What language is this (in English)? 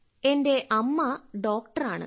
Malayalam